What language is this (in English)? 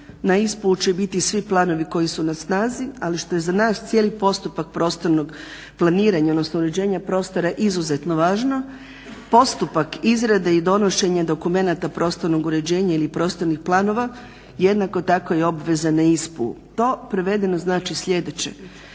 Croatian